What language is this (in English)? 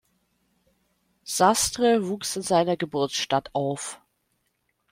German